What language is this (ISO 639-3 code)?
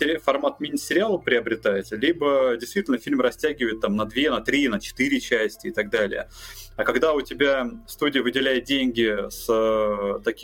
rus